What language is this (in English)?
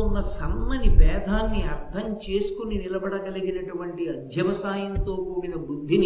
Telugu